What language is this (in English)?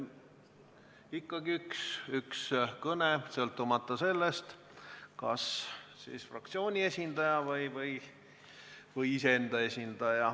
Estonian